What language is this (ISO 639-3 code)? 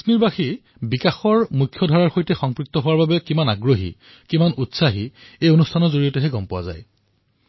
asm